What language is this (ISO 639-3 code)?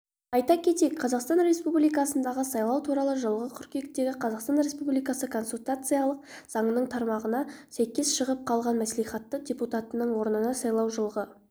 kaz